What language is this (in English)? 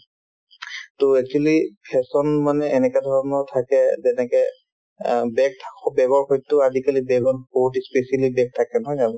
Assamese